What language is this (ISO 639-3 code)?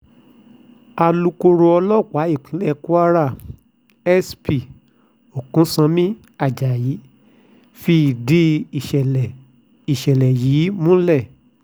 yor